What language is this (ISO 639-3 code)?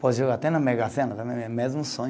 por